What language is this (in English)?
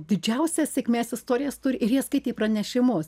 Lithuanian